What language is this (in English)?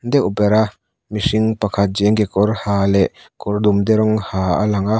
Mizo